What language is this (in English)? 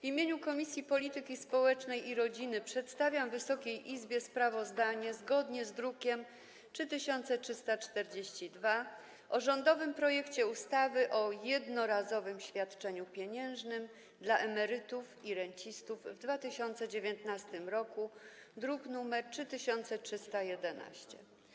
Polish